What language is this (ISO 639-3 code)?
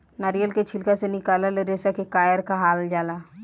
bho